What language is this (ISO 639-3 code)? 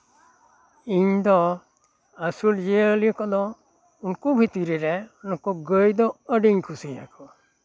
sat